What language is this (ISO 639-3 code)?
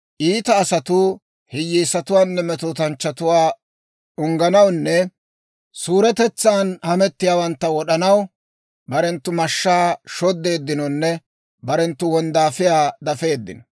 dwr